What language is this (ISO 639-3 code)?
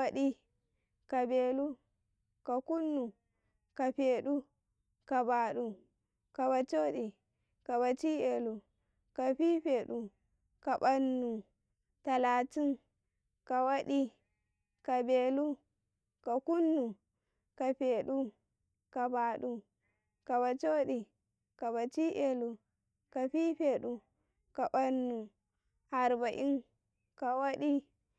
kai